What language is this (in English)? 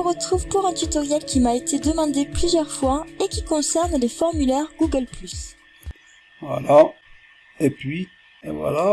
French